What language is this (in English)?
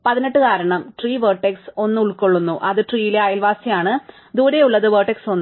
Malayalam